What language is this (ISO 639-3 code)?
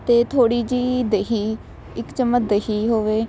pan